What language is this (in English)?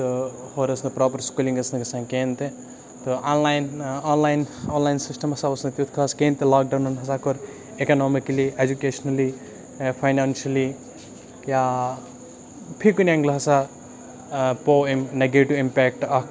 Kashmiri